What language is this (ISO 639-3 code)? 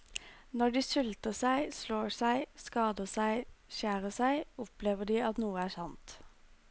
nor